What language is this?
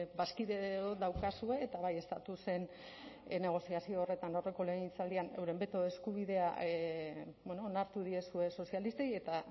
Basque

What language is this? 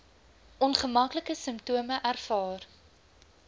Afrikaans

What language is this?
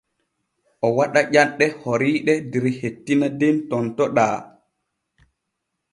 Borgu Fulfulde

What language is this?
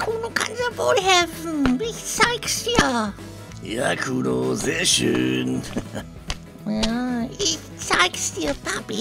German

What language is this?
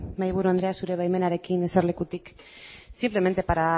Basque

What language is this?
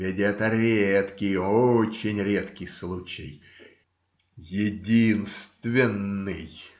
Russian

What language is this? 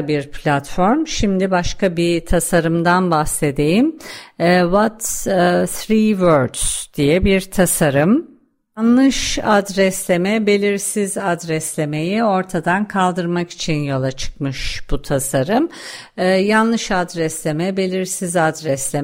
Turkish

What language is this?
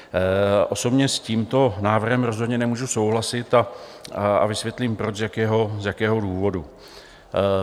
Czech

